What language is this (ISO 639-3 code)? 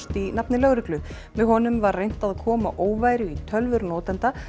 isl